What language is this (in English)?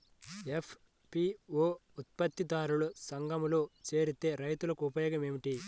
Telugu